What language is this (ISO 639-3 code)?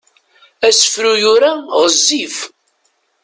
kab